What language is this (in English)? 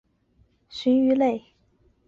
Chinese